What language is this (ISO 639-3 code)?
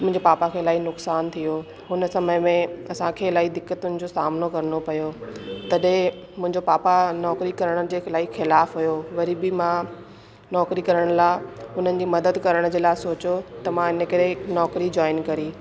snd